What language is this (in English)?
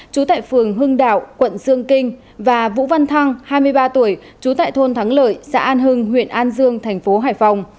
Vietnamese